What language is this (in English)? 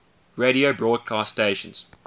English